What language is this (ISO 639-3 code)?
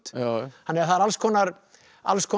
isl